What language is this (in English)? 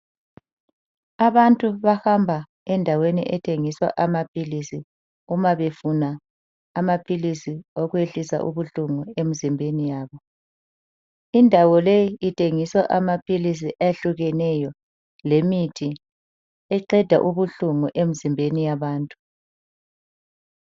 North Ndebele